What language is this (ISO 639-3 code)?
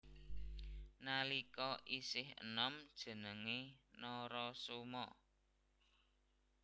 jav